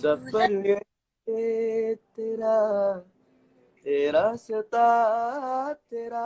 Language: Indonesian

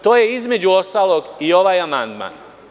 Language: Serbian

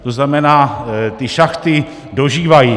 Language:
Czech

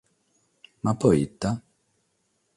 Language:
Sardinian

